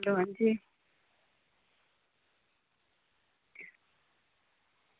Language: Dogri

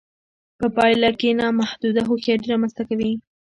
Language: Pashto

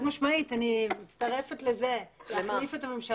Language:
Hebrew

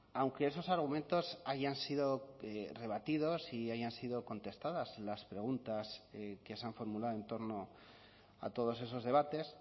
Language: Spanish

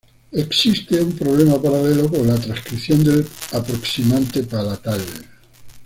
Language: Spanish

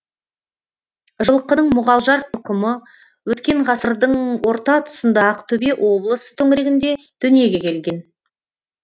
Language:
Kazakh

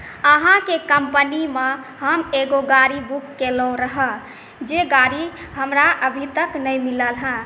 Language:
Maithili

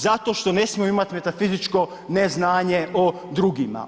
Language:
Croatian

